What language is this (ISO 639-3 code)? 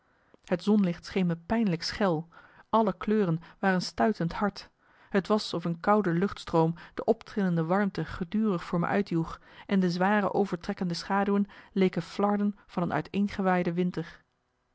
nld